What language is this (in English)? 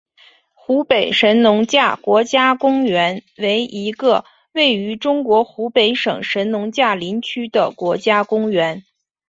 Chinese